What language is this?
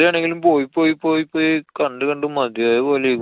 Malayalam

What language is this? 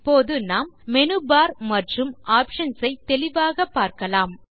Tamil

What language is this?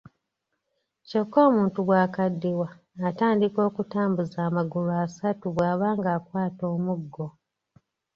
Ganda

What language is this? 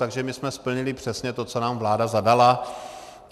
Czech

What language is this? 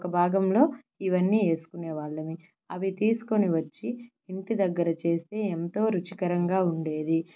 Telugu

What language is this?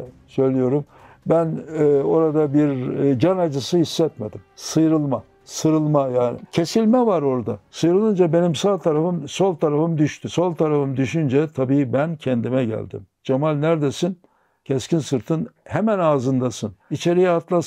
Turkish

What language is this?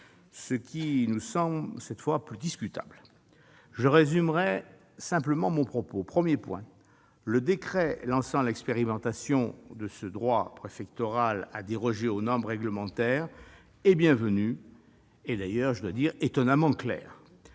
French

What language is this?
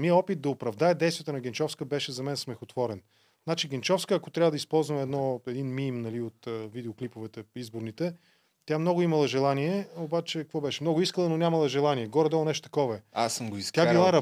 Bulgarian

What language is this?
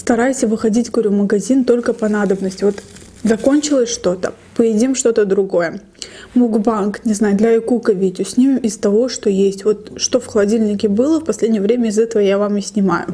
Russian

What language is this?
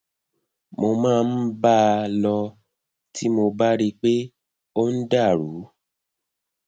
Yoruba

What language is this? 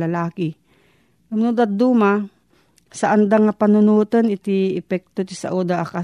Filipino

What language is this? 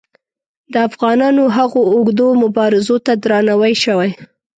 Pashto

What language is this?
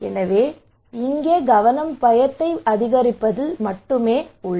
Tamil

